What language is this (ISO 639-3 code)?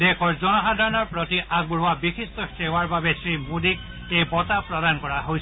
asm